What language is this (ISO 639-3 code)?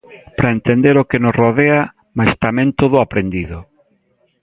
glg